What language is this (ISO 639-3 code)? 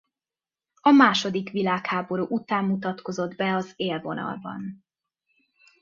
hun